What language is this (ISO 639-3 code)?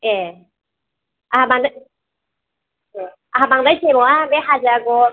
brx